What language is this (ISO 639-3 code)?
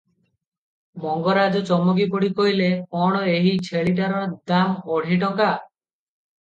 ori